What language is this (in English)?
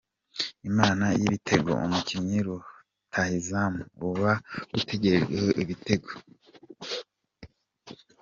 Kinyarwanda